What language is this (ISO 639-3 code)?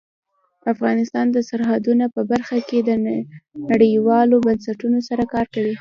pus